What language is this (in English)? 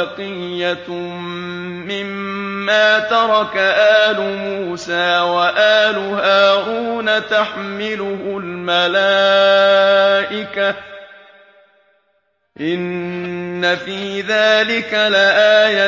Arabic